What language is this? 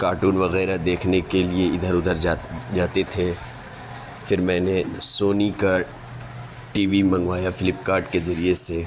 Urdu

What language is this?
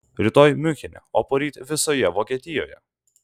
Lithuanian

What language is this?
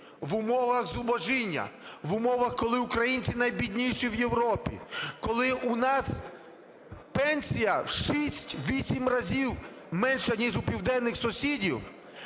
Ukrainian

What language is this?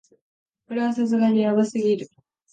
Japanese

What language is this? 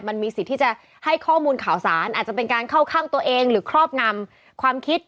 Thai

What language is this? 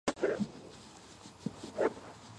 Georgian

